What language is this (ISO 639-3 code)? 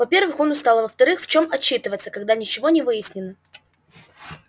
rus